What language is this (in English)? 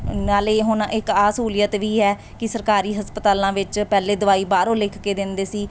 Punjabi